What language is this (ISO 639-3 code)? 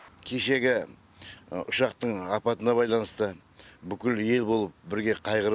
kaz